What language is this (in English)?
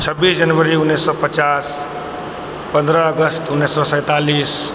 Maithili